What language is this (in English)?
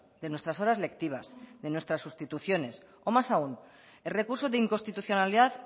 Spanish